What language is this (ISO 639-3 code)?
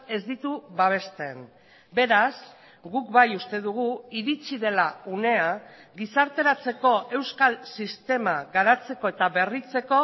eus